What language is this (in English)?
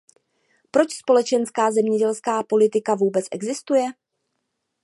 Czech